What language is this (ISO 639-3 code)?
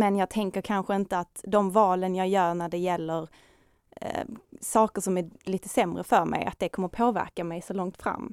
swe